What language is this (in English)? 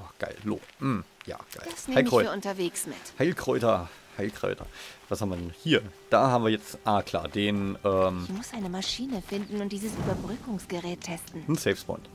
German